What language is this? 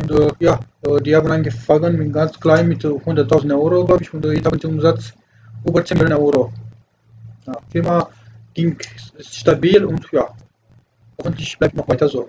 German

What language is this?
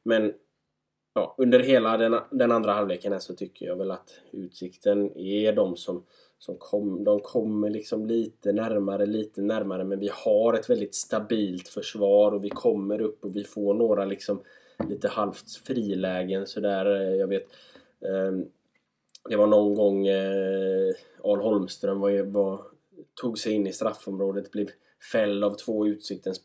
Swedish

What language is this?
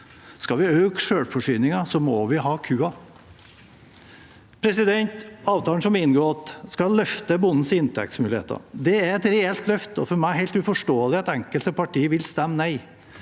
Norwegian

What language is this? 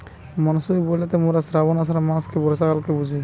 Bangla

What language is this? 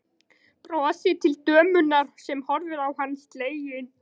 Icelandic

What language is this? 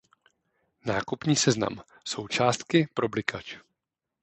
Czech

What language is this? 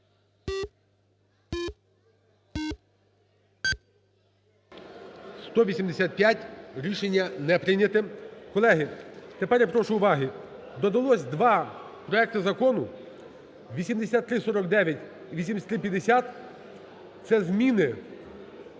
Ukrainian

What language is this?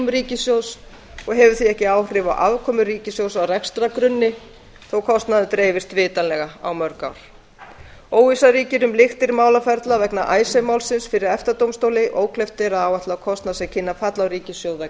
Icelandic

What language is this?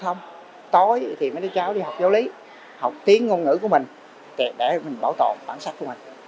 Vietnamese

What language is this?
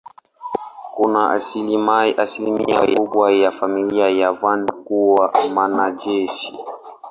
Swahili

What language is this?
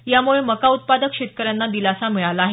Marathi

